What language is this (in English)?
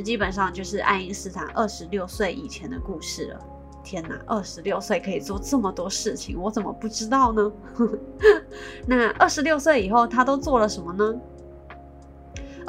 Chinese